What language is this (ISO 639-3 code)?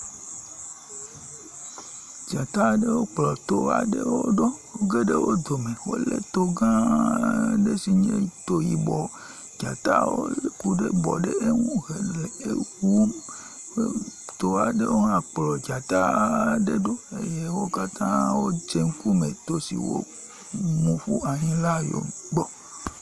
ewe